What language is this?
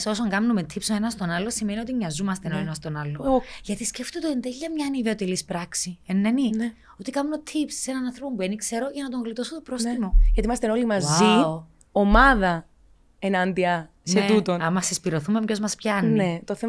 Greek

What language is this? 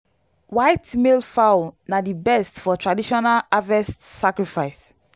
Nigerian Pidgin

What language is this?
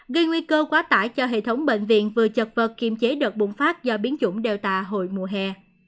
Vietnamese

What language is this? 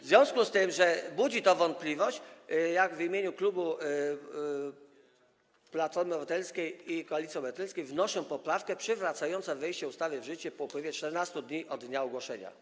Polish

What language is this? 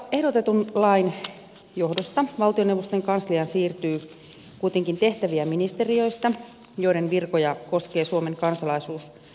Finnish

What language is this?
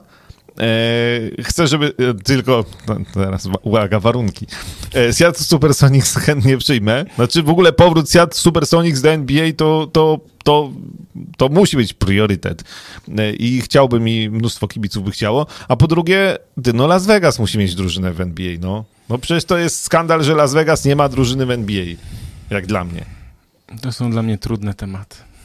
Polish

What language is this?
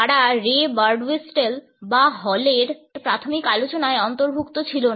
Bangla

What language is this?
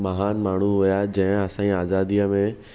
Sindhi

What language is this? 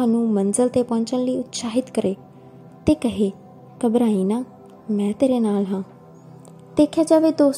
Hindi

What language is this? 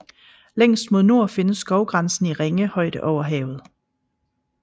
Danish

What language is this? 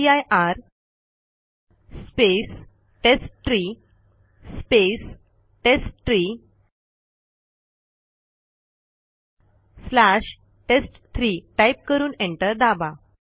Marathi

